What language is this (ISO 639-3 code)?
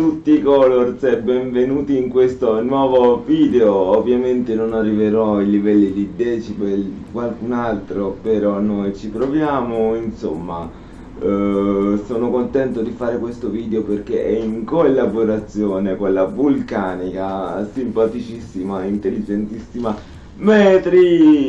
ita